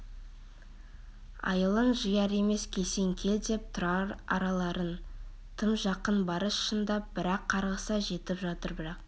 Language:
Kazakh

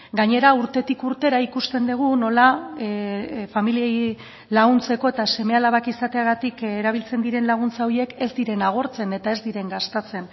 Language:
Basque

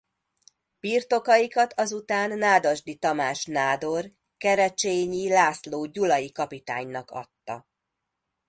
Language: Hungarian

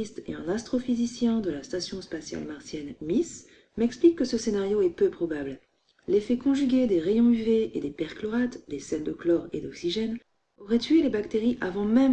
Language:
French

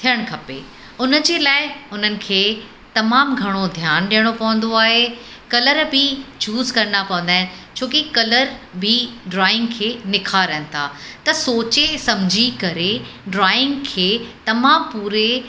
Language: Sindhi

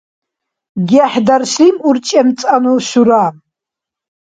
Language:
Dargwa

